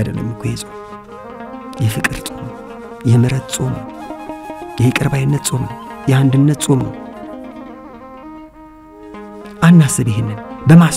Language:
Arabic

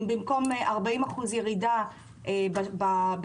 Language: Hebrew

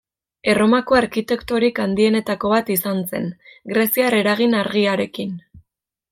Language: Basque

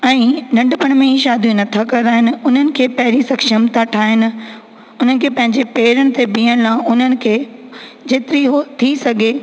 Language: Sindhi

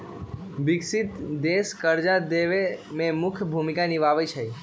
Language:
Magahi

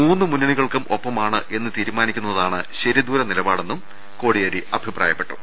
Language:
Malayalam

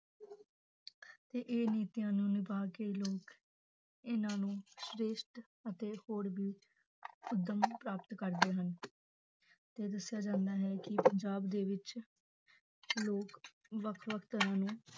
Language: Punjabi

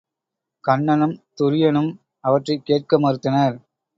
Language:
Tamil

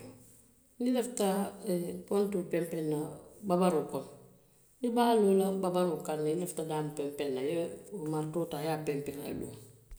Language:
Western Maninkakan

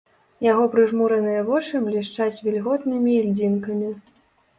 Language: Belarusian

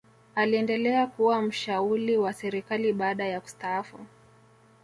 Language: Swahili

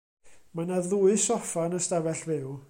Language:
Welsh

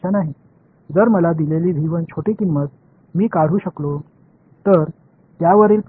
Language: Tamil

